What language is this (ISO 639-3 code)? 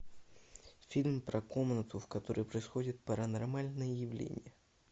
rus